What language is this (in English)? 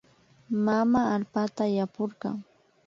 Imbabura Highland Quichua